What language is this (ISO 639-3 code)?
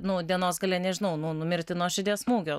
lit